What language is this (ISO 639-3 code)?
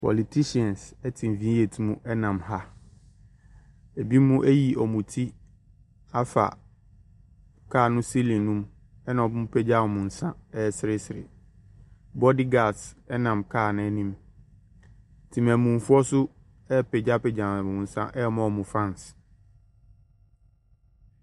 aka